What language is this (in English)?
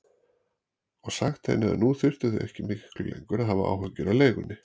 Icelandic